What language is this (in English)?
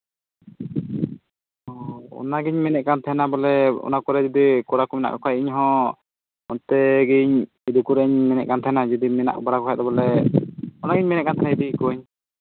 Santali